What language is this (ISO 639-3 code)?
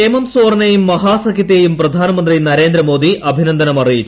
mal